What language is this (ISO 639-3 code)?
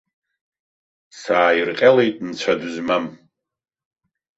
abk